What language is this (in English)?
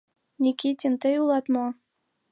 Mari